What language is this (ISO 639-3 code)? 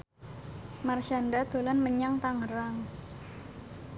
jav